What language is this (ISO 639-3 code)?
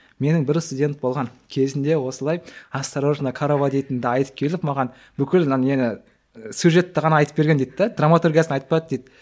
kaz